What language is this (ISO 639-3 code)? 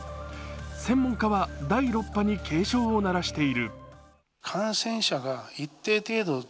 jpn